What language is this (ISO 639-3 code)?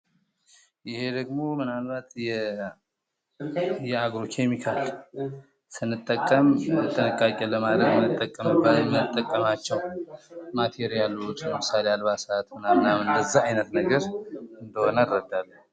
amh